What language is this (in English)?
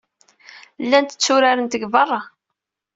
Kabyle